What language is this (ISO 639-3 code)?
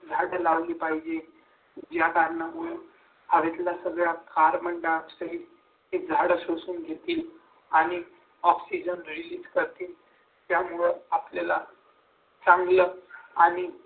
mar